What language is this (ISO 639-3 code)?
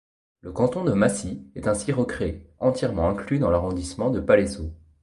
fra